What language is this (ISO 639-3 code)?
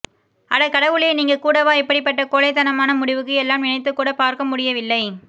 tam